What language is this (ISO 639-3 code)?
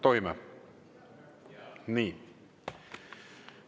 est